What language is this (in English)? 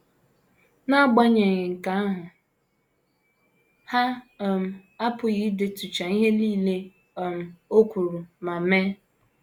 Igbo